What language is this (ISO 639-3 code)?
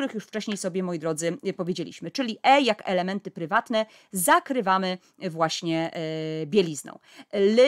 pol